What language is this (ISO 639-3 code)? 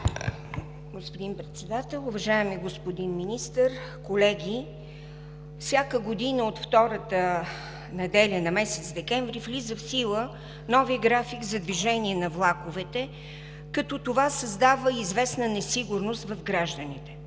bul